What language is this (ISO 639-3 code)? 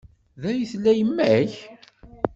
kab